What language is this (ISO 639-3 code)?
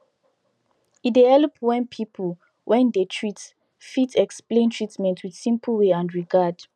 pcm